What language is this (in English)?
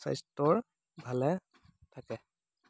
Assamese